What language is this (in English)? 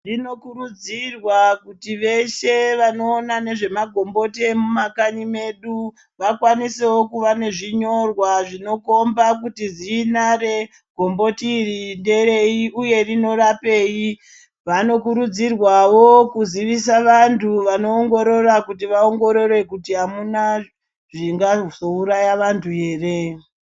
Ndau